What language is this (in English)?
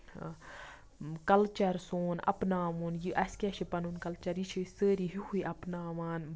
Kashmiri